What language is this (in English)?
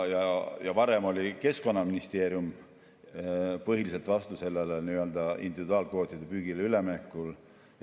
Estonian